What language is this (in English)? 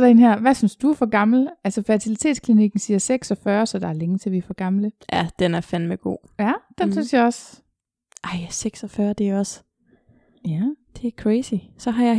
Danish